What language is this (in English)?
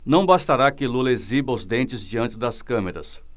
Portuguese